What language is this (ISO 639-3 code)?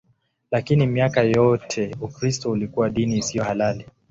swa